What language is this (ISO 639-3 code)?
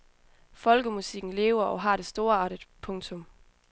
dan